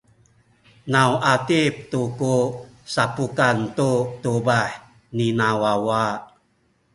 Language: Sakizaya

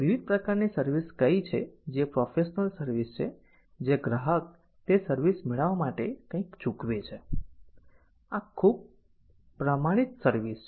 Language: Gujarati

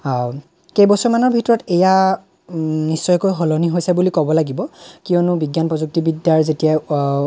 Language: Assamese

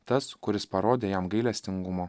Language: Lithuanian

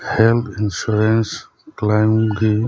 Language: Manipuri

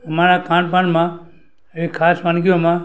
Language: Gujarati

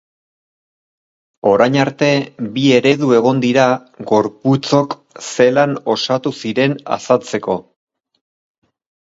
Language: Basque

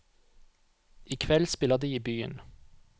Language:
Norwegian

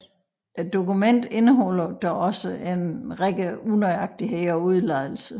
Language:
Danish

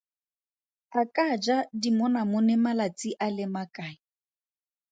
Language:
Tswana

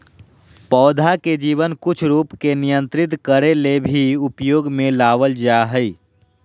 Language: Magahi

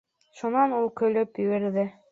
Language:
Bashkir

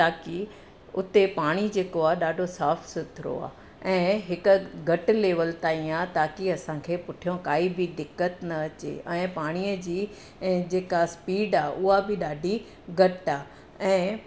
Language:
Sindhi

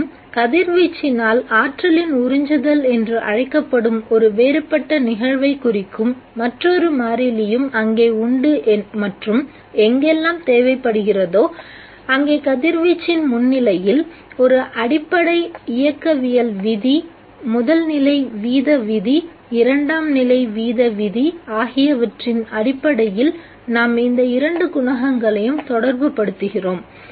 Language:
Tamil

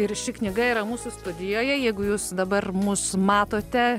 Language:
Lithuanian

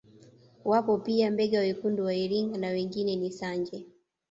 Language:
Swahili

